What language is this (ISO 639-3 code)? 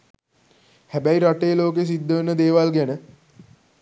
sin